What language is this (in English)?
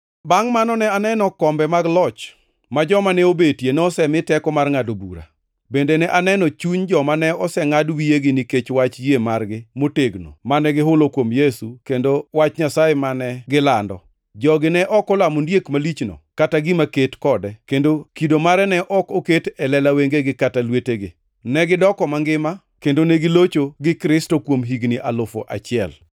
Luo (Kenya and Tanzania)